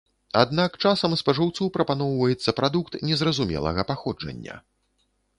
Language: Belarusian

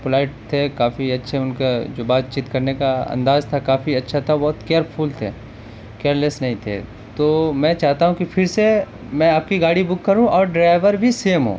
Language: Urdu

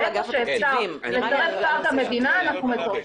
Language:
Hebrew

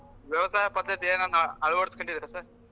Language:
Kannada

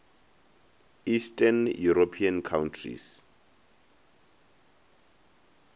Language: Northern Sotho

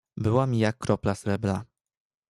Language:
Polish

